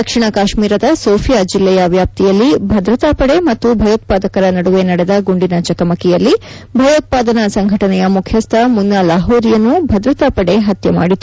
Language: Kannada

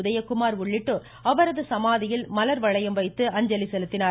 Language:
Tamil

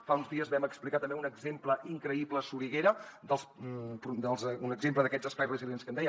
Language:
Catalan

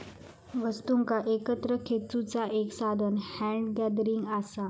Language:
Marathi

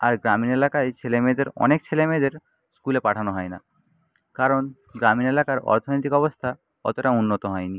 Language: Bangla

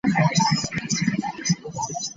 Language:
Ganda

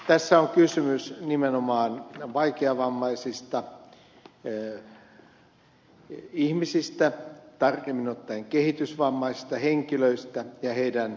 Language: Finnish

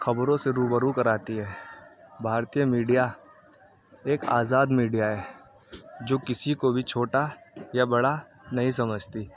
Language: Urdu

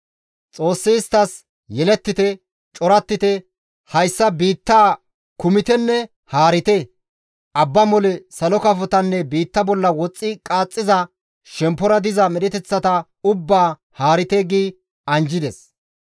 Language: Gamo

